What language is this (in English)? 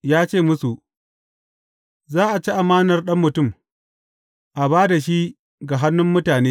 Hausa